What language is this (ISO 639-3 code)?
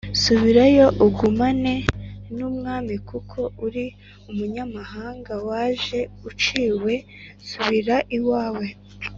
kin